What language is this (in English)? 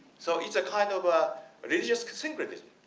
English